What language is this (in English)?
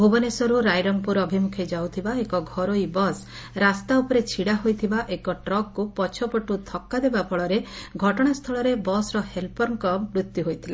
Odia